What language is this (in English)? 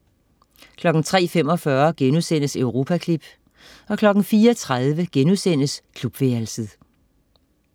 Danish